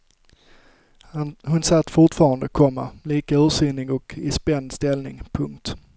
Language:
Swedish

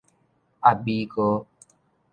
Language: Min Nan Chinese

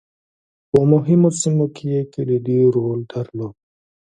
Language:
Pashto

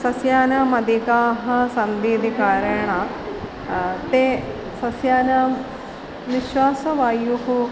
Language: Sanskrit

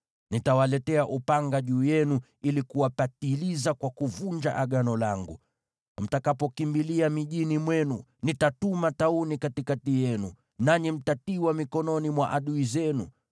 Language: Swahili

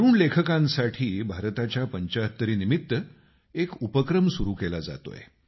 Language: Marathi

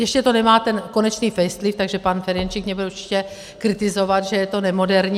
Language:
Czech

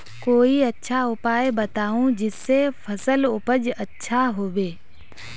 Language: Magahi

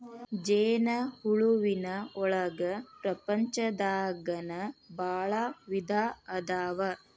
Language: Kannada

